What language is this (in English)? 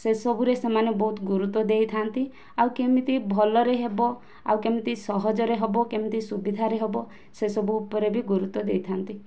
Odia